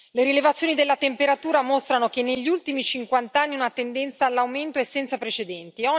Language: Italian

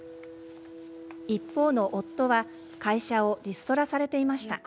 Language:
Japanese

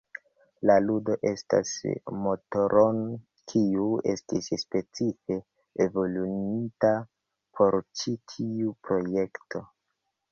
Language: Esperanto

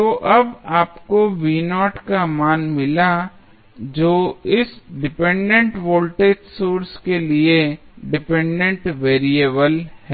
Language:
Hindi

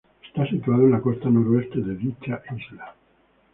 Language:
Spanish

